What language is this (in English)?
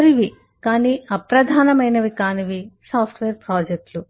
Telugu